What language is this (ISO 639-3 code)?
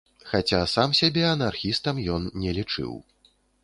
bel